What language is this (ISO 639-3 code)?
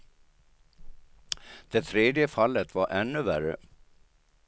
swe